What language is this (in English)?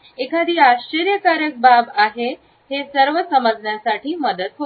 Marathi